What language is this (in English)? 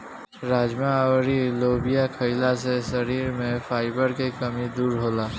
Bhojpuri